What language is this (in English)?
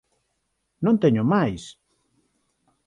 Galician